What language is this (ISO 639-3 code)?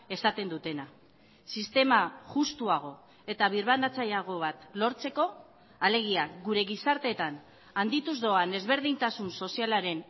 eus